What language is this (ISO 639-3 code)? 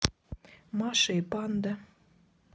rus